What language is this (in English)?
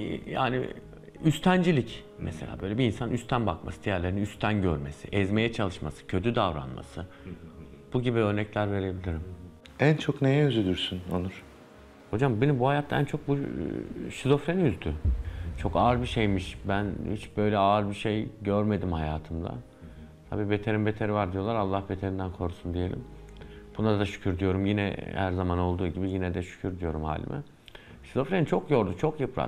Turkish